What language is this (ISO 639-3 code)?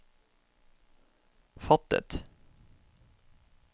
nor